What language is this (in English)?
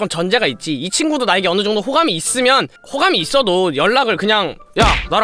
Korean